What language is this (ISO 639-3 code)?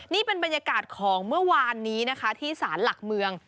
tha